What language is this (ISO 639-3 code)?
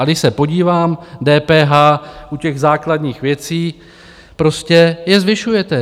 ces